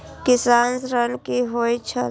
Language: Maithili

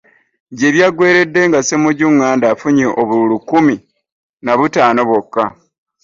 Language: Ganda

